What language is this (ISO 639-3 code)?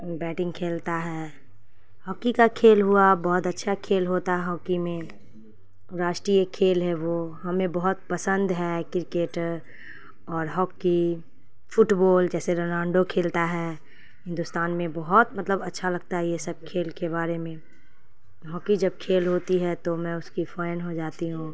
urd